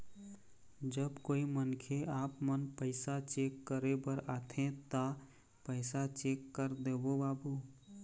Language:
Chhattisgarhi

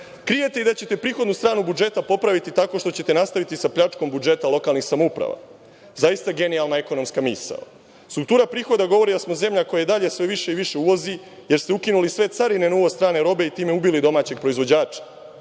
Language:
Serbian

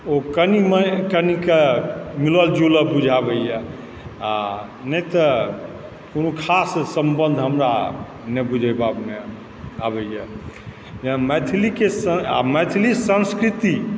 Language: Maithili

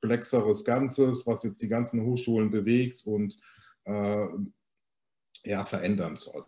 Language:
German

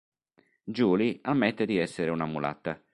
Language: Italian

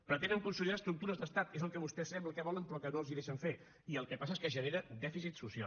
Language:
Catalan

